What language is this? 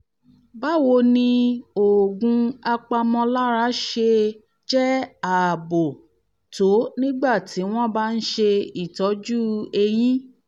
Yoruba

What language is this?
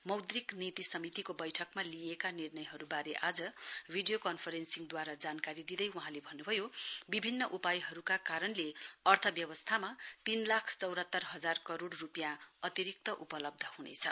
Nepali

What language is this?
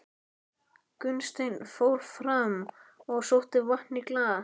Icelandic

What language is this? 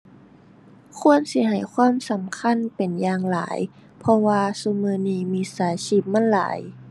Thai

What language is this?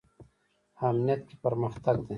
Pashto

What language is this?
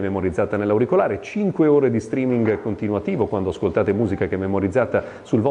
Italian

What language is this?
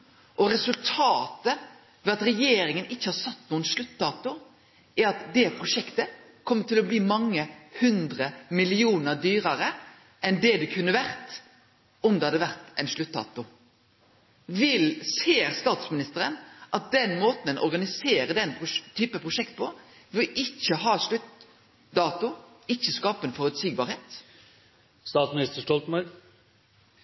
Norwegian Nynorsk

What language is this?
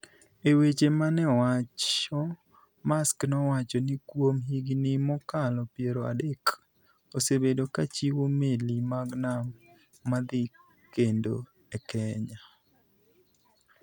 Luo (Kenya and Tanzania)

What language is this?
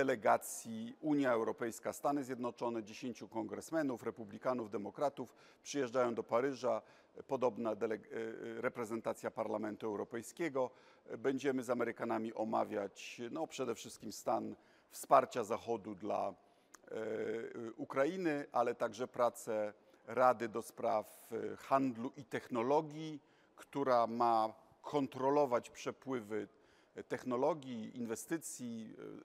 Polish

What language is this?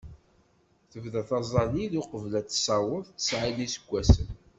Kabyle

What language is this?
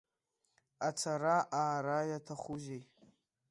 Abkhazian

